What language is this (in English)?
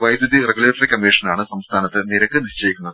Malayalam